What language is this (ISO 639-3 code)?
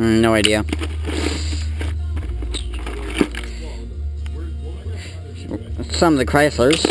eng